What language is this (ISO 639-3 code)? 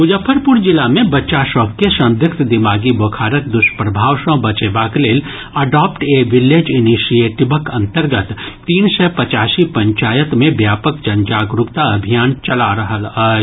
mai